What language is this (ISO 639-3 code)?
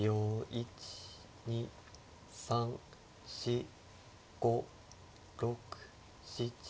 jpn